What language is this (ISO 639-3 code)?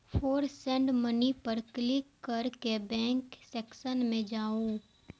mai